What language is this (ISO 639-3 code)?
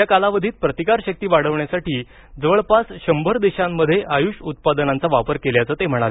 mar